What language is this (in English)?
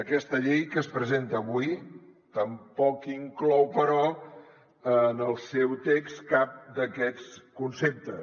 Catalan